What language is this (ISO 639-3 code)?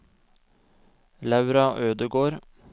nor